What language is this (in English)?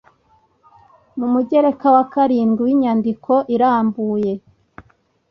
Kinyarwanda